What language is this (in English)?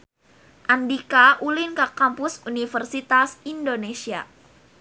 Sundanese